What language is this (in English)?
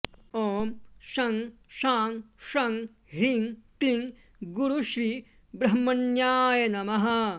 Sanskrit